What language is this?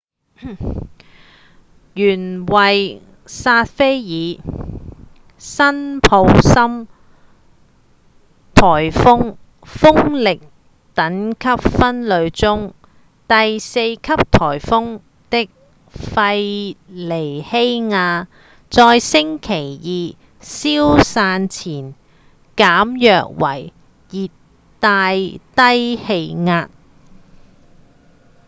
Cantonese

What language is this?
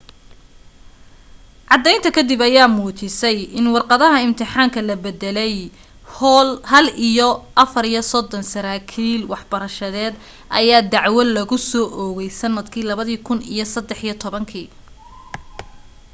Somali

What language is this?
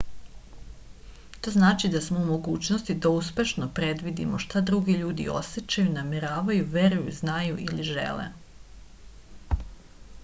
Serbian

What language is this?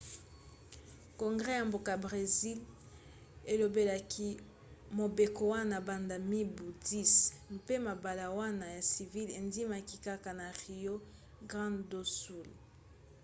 Lingala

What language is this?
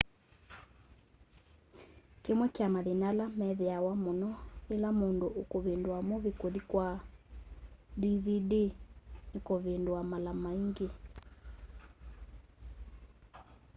Kamba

